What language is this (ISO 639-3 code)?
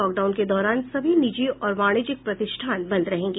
hin